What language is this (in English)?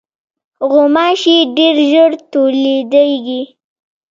Pashto